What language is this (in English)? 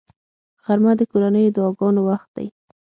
Pashto